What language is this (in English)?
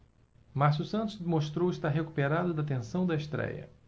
Portuguese